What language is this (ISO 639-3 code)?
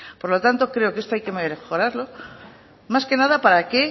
spa